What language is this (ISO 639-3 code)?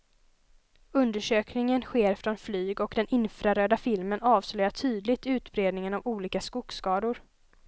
swe